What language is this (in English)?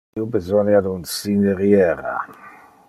Interlingua